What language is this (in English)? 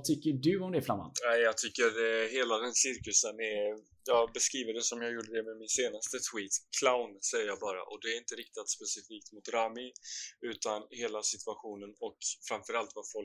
Swedish